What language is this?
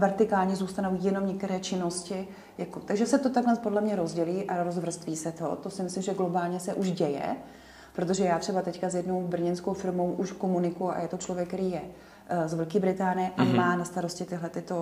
Czech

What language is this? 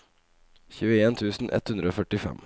Norwegian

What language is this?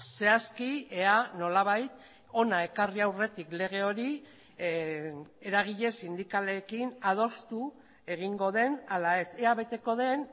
Basque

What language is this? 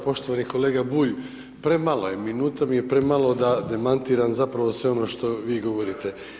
Croatian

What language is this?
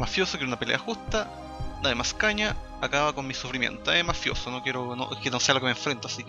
Spanish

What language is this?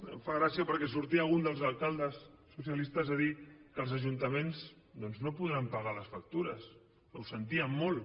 Catalan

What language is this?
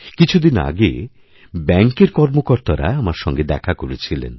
Bangla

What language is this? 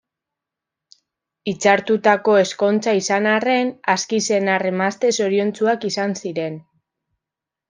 Basque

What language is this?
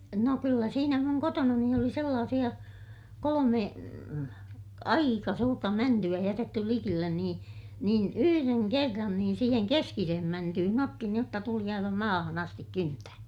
Finnish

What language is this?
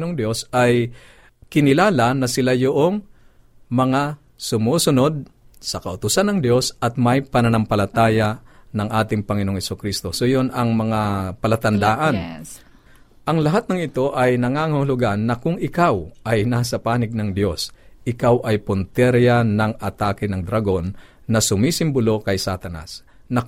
Filipino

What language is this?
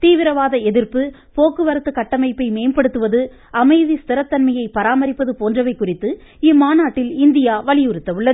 Tamil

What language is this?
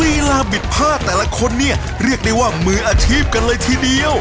Thai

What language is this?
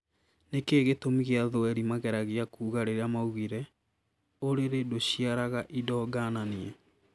Kikuyu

